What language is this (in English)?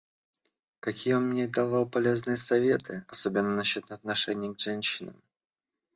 Russian